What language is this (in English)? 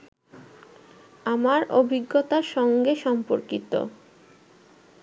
Bangla